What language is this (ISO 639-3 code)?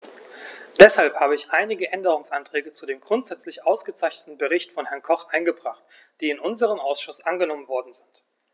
deu